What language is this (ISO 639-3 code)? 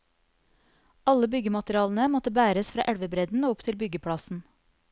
nor